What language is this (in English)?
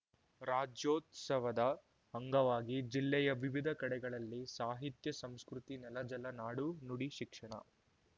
Kannada